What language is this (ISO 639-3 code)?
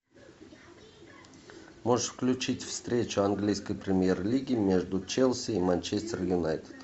rus